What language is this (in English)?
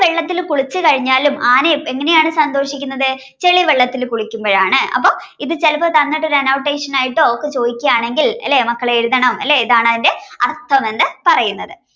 Malayalam